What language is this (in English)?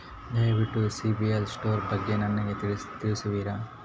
Kannada